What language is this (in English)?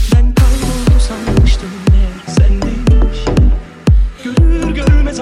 Turkish